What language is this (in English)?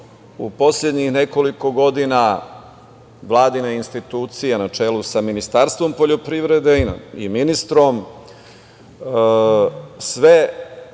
Serbian